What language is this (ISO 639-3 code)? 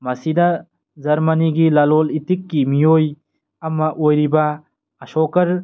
mni